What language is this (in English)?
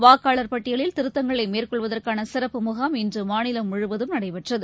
Tamil